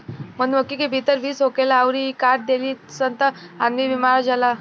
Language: Bhojpuri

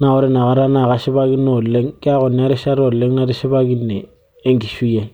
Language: Masai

